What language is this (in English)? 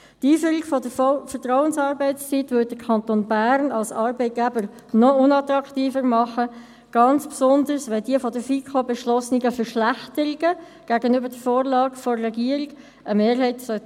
Swiss German